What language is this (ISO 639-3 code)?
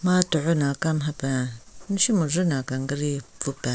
nre